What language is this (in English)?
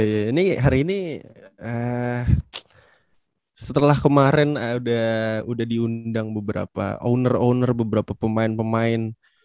Indonesian